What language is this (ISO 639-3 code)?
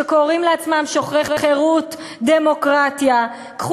heb